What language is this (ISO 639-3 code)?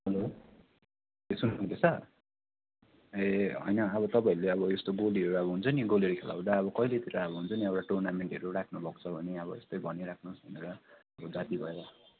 nep